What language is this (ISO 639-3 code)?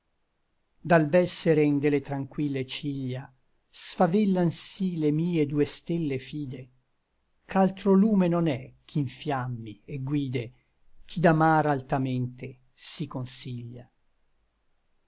ita